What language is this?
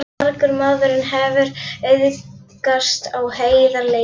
Icelandic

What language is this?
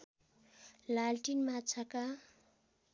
Nepali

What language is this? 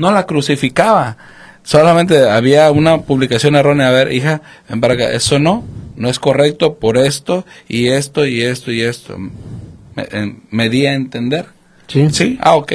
Spanish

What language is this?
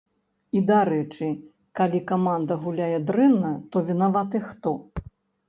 Belarusian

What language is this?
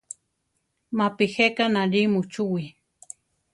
Central Tarahumara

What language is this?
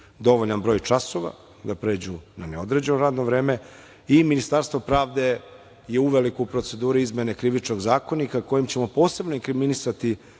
Serbian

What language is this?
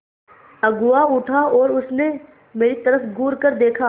Hindi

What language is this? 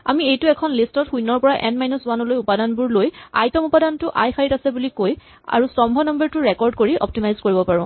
Assamese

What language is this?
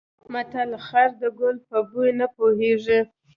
Pashto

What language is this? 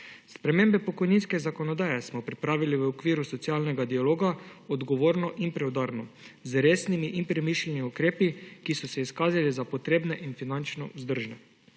Slovenian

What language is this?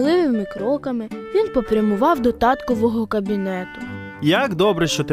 Ukrainian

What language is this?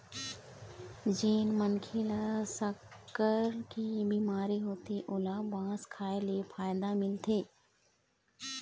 Chhattisgarhi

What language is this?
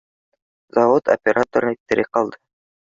Bashkir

